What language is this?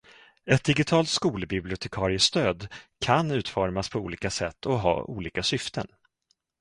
Swedish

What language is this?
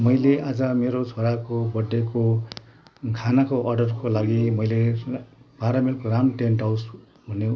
Nepali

